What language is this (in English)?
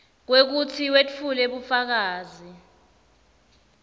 Swati